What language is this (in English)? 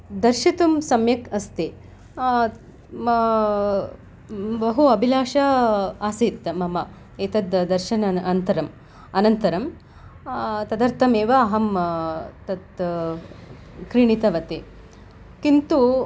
Sanskrit